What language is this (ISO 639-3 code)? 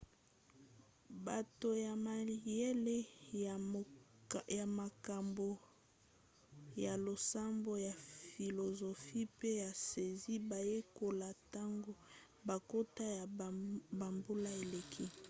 lin